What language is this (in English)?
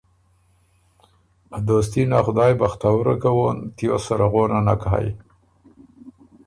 Ormuri